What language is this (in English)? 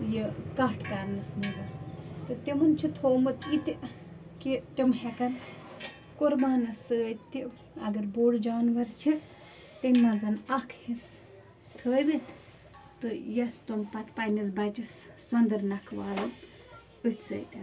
Kashmiri